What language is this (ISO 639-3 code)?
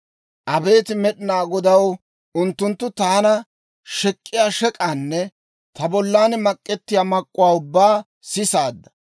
dwr